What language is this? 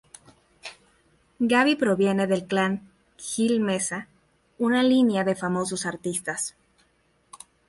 Spanish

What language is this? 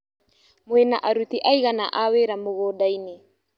Kikuyu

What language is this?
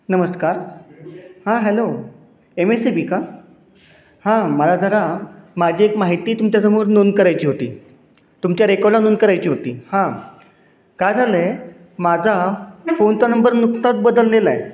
Marathi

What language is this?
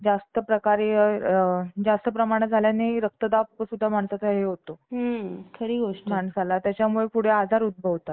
Marathi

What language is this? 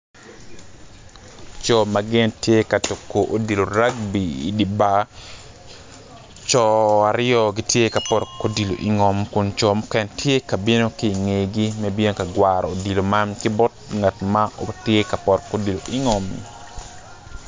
Acoli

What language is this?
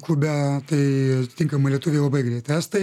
Lithuanian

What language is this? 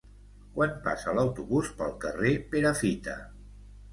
Catalan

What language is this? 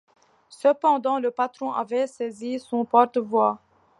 French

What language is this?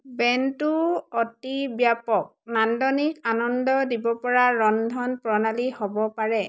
Assamese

